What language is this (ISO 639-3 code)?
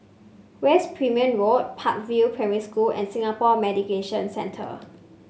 eng